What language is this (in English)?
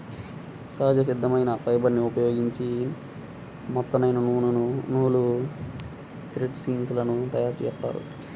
Telugu